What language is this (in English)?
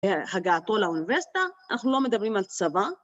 Hebrew